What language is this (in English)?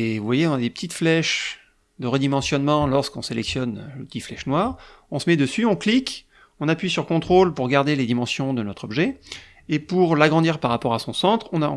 French